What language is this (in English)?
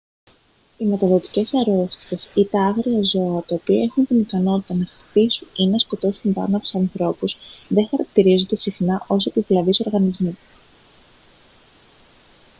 Greek